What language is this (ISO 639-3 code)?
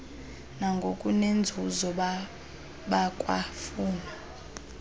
xho